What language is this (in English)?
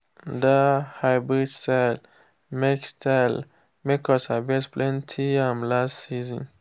Nigerian Pidgin